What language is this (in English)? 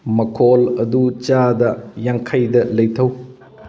Manipuri